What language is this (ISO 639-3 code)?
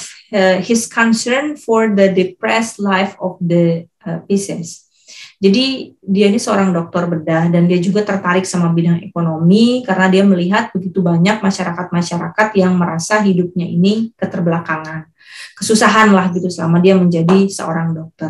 ind